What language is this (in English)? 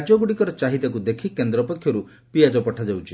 Odia